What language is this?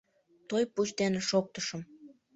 Mari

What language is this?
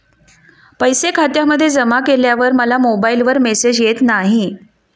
Marathi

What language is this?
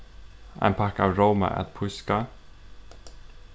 Faroese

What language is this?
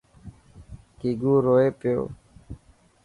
Dhatki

